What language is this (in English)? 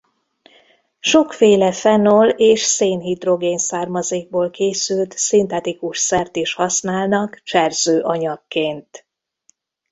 Hungarian